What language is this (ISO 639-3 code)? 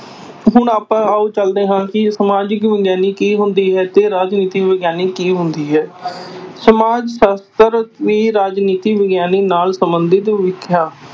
pan